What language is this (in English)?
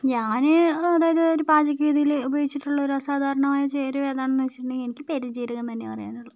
Malayalam